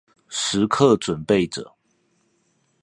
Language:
Chinese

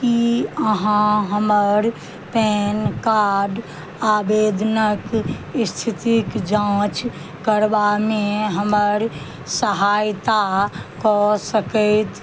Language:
Maithili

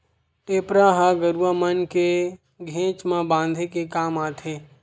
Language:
Chhattisgarhi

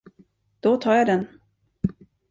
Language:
Swedish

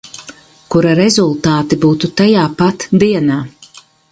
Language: Latvian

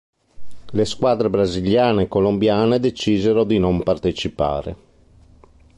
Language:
Italian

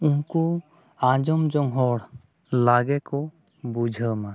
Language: Santali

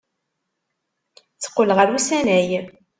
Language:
Kabyle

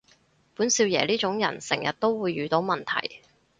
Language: Cantonese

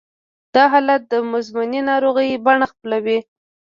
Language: Pashto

